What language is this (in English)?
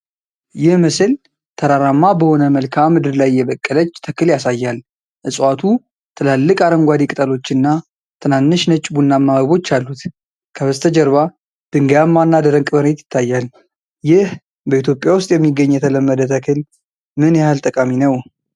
Amharic